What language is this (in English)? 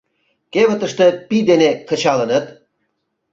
Mari